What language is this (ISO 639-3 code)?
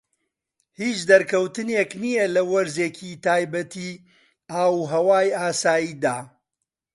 ckb